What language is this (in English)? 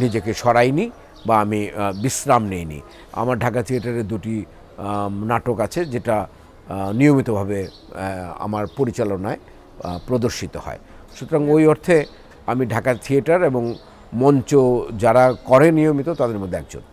Bangla